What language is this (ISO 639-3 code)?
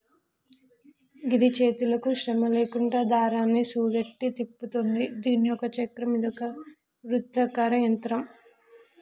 tel